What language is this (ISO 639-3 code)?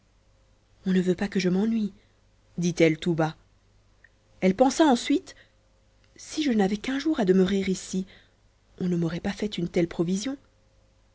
fra